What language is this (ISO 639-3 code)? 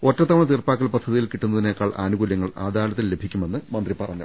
mal